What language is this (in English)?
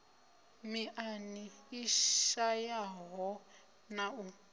Venda